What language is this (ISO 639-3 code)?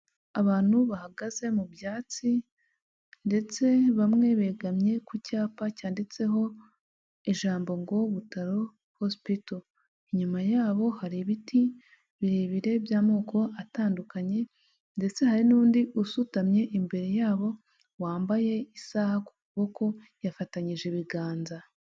kin